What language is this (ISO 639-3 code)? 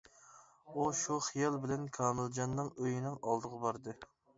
uig